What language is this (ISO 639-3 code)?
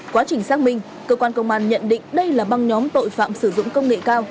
vie